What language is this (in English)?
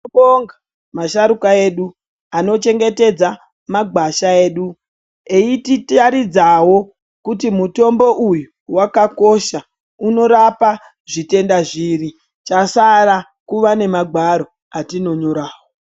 Ndau